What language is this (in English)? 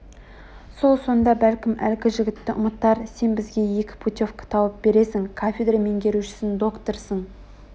Kazakh